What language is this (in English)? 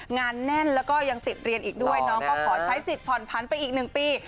Thai